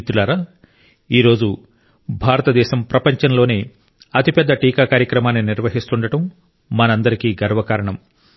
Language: Telugu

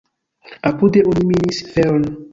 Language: Esperanto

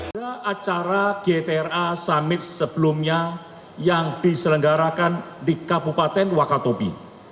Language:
Indonesian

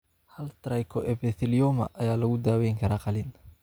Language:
Somali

